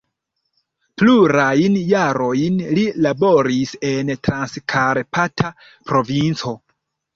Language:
Esperanto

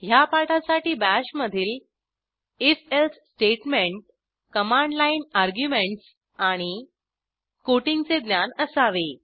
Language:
Marathi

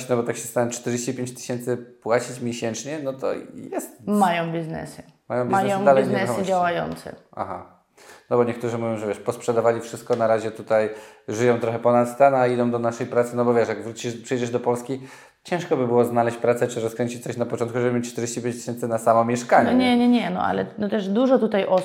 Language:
Polish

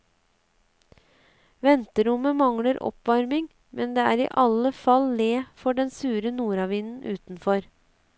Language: Norwegian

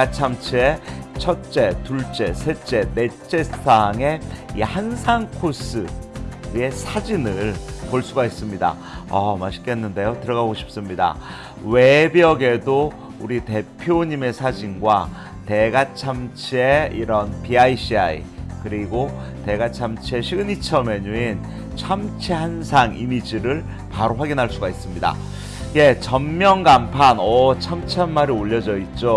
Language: Korean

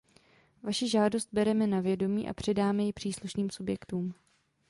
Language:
Czech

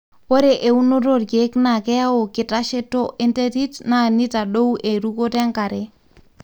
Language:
Masai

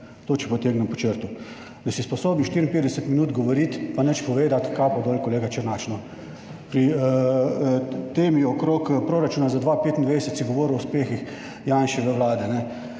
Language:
Slovenian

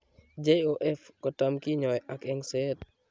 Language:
Kalenjin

